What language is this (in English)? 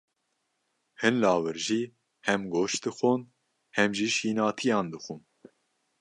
Kurdish